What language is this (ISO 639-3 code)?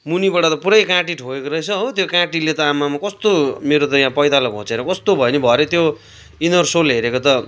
nep